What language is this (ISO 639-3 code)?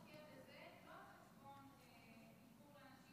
heb